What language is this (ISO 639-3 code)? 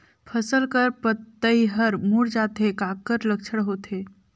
hne